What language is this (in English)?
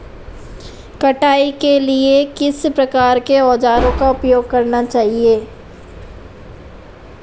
Hindi